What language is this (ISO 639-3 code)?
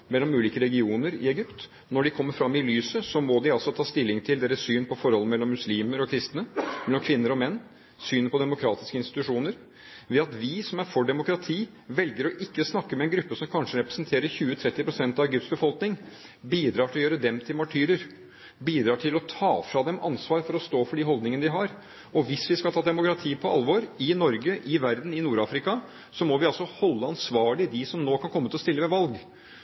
nob